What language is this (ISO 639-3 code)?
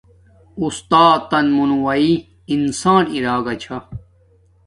dmk